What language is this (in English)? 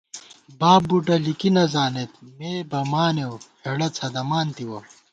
Gawar-Bati